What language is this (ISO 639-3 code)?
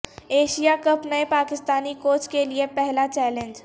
urd